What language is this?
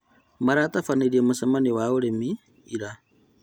Kikuyu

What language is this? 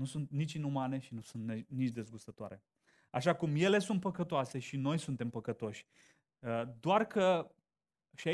Romanian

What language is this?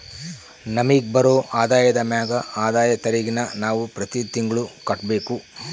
Kannada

